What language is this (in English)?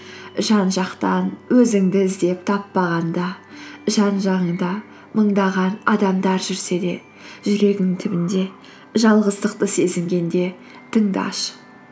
Kazakh